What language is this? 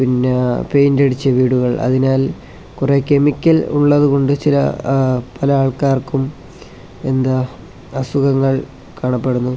Malayalam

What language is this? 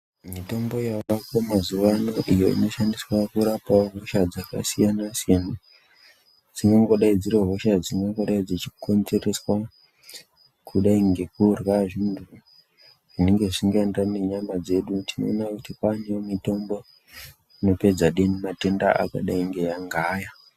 Ndau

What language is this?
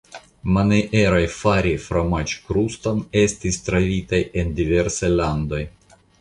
Esperanto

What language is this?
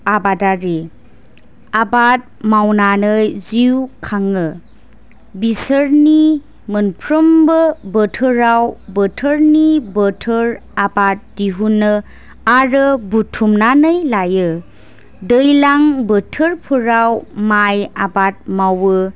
Bodo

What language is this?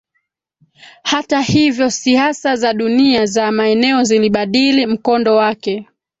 Swahili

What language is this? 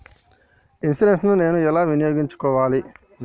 Telugu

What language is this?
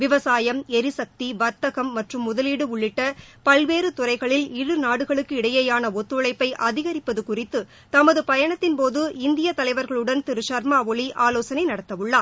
Tamil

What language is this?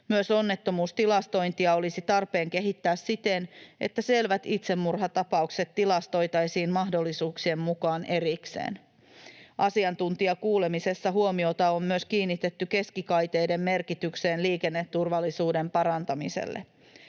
Finnish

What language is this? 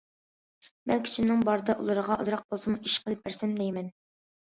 Uyghur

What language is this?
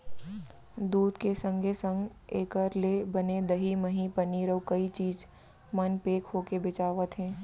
Chhattisgarhi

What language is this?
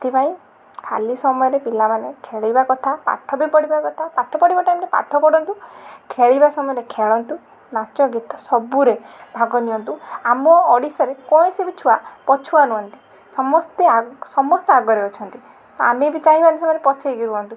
Odia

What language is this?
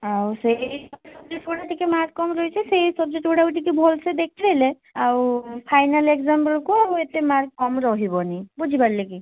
Odia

